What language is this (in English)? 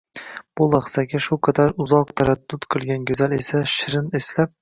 Uzbek